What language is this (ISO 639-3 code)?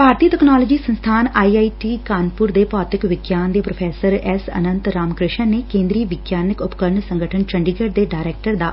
pan